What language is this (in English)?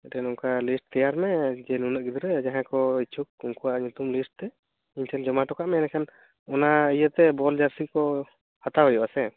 Santali